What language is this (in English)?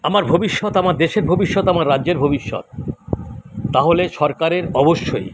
Bangla